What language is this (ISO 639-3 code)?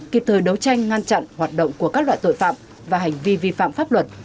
vie